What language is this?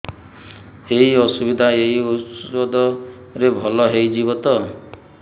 Odia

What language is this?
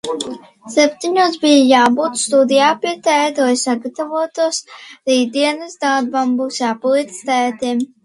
Latvian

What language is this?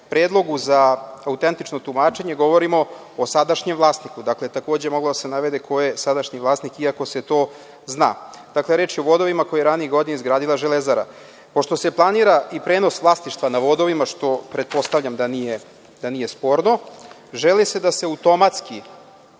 Serbian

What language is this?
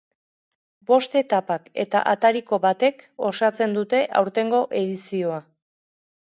Basque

